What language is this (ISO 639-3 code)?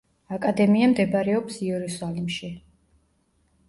kat